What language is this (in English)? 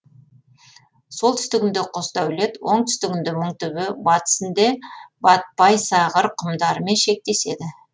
Kazakh